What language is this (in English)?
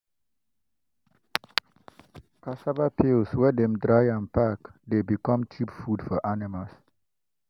Nigerian Pidgin